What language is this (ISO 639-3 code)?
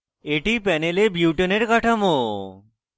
ben